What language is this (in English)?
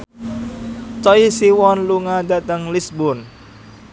Javanese